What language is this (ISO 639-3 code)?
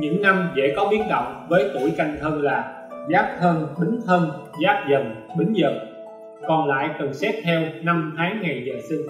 vie